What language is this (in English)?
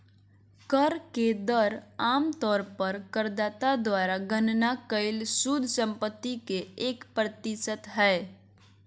Magahi